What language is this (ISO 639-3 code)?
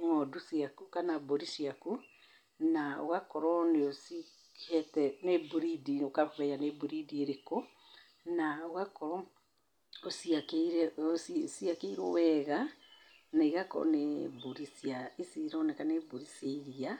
kik